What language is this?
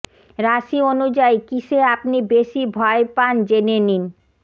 Bangla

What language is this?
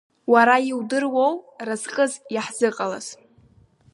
Abkhazian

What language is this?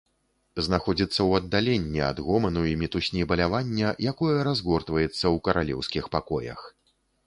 Belarusian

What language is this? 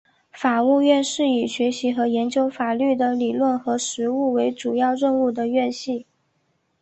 Chinese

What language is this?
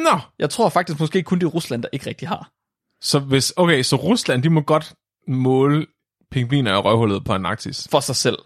Danish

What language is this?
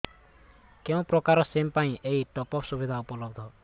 Odia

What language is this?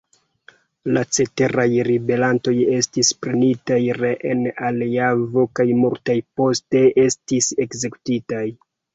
Esperanto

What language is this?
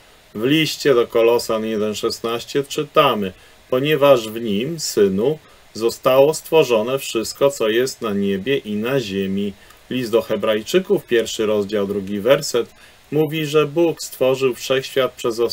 Polish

